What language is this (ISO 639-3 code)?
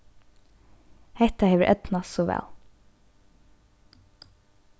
fao